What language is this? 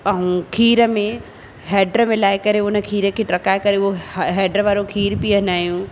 Sindhi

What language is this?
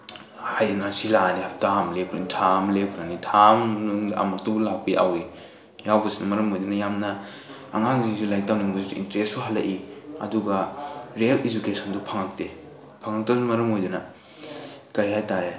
Manipuri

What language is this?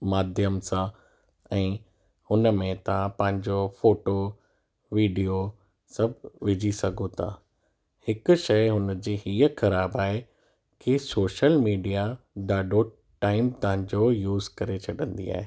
Sindhi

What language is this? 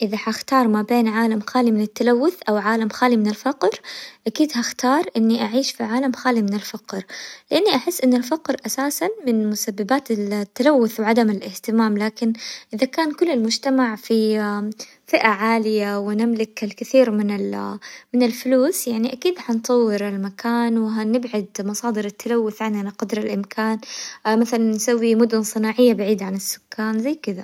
Hijazi Arabic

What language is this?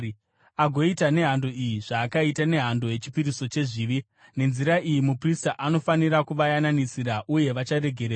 Shona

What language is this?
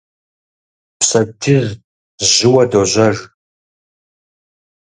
Kabardian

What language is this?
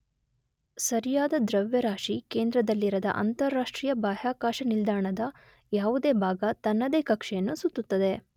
Kannada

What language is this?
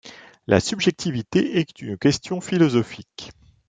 French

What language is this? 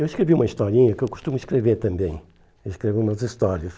Portuguese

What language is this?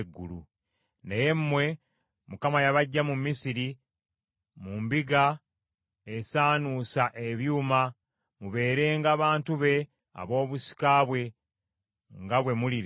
Ganda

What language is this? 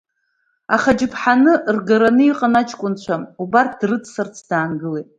Abkhazian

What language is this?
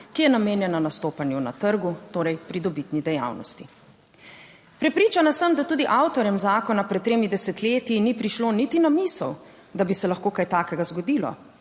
Slovenian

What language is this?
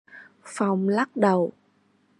Vietnamese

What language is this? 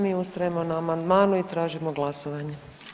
Croatian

